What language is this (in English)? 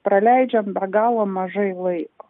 Lithuanian